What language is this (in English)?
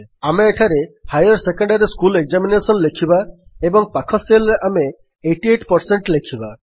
Odia